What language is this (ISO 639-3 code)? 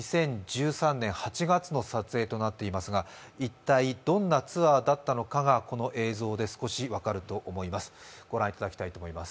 jpn